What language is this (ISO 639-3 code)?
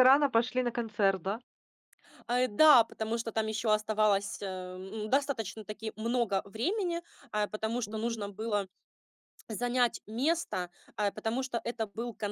rus